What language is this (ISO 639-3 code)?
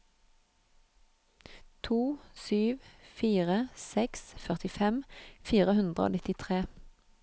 nor